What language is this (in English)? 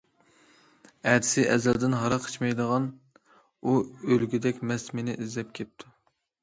Uyghur